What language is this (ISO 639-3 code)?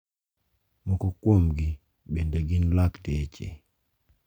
luo